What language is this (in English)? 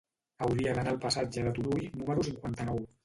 Catalan